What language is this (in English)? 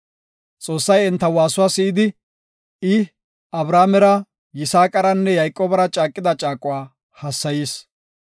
Gofa